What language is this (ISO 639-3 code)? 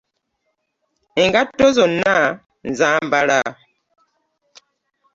lug